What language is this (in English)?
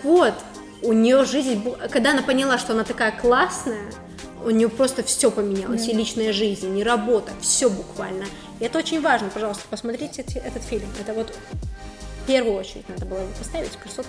Russian